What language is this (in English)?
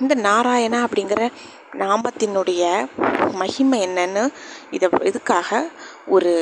Tamil